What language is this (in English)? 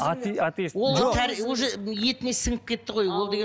Kazakh